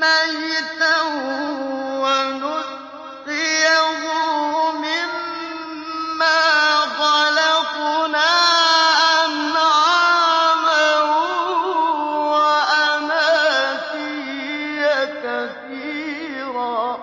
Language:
Arabic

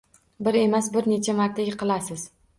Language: Uzbek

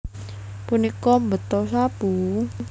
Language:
Javanese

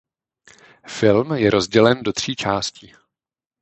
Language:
Czech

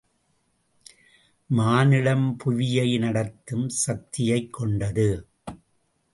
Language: Tamil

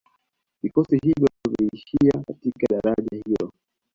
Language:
Swahili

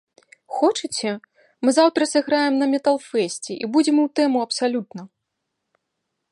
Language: Belarusian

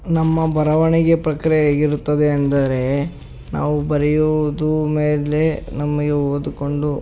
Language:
Kannada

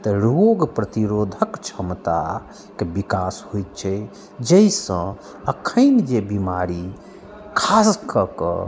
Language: Maithili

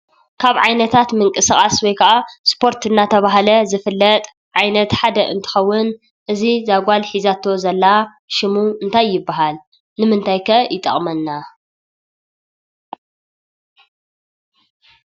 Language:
Tigrinya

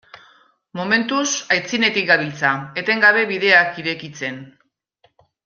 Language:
Basque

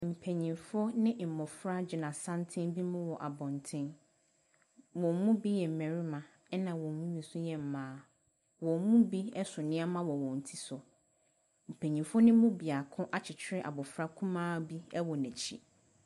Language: Akan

